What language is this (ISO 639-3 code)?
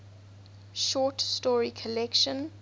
eng